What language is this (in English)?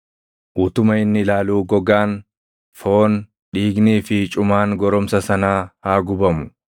Oromo